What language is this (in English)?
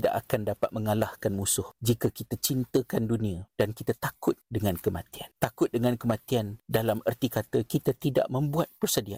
Malay